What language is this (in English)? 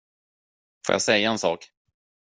Swedish